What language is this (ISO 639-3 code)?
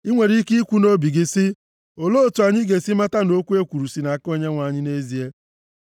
ibo